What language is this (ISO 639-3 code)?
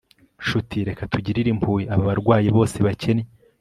kin